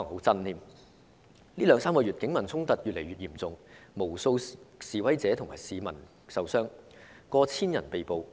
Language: Cantonese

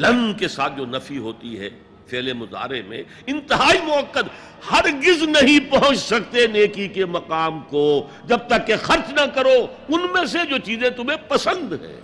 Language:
Urdu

